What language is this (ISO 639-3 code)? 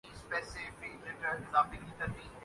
urd